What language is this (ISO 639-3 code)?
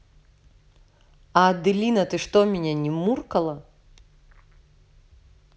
rus